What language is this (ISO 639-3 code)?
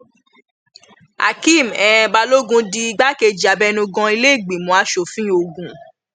yor